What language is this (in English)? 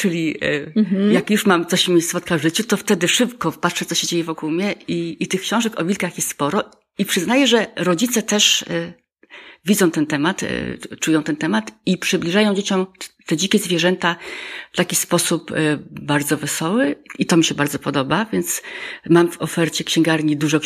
Polish